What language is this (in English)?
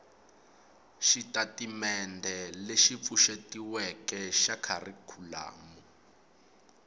Tsonga